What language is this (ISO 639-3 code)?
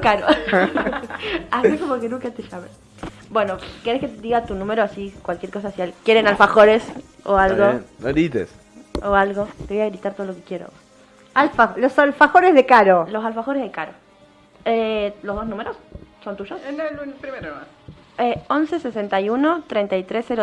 spa